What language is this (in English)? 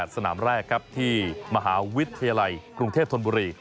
Thai